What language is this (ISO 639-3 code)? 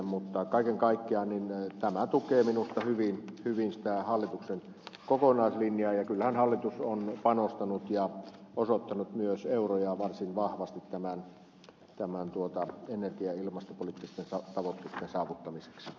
fin